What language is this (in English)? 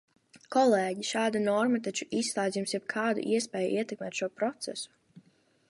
Latvian